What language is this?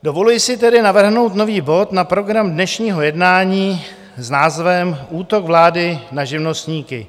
Czech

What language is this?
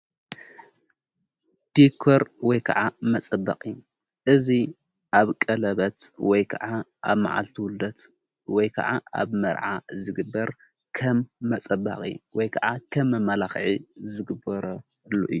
Tigrinya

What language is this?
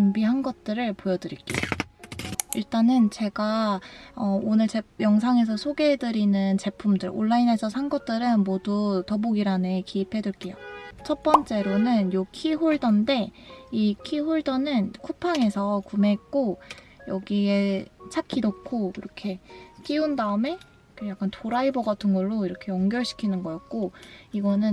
Korean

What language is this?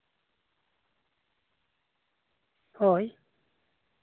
Santali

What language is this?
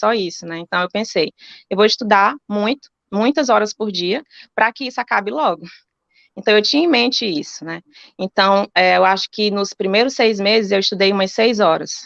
Portuguese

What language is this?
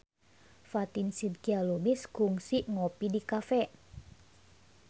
Sundanese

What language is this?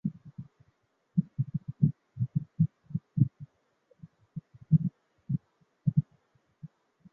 Chinese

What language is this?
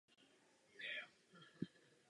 Czech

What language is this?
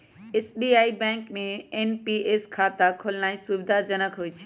Magahi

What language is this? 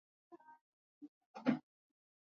Swahili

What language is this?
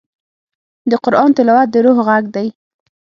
Pashto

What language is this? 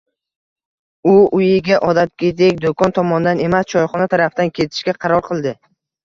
Uzbek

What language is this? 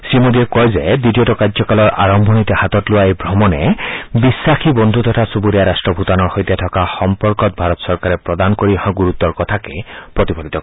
Assamese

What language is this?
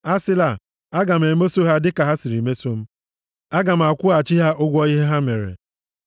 Igbo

